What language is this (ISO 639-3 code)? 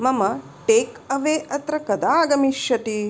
san